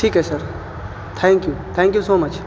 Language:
Urdu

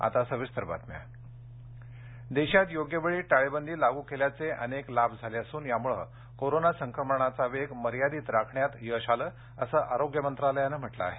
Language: Marathi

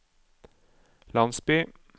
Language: Norwegian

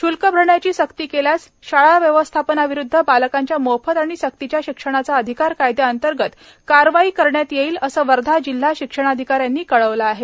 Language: Marathi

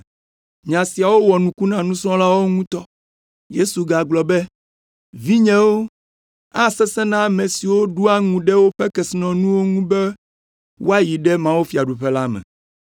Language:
Ewe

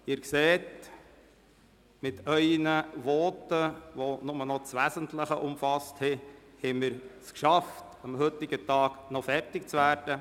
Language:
Swiss German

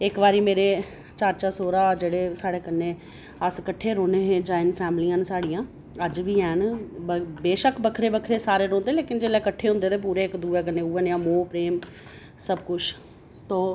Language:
Dogri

